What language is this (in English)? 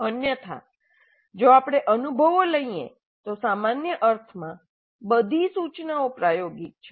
Gujarati